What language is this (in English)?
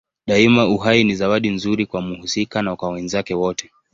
Swahili